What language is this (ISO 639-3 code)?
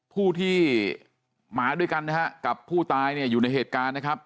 tha